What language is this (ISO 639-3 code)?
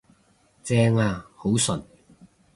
yue